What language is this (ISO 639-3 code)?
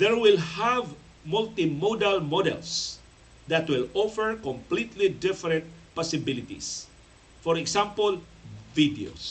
fil